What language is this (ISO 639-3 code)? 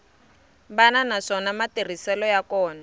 tso